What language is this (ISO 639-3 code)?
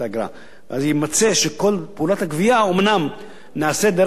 heb